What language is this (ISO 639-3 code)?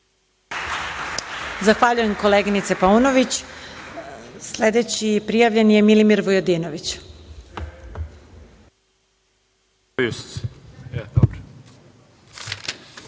srp